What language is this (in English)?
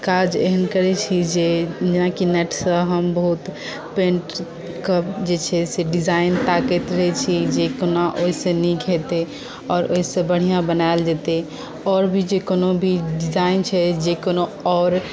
Maithili